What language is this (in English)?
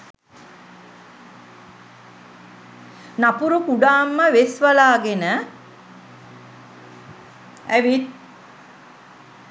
Sinhala